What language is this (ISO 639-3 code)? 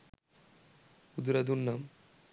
sin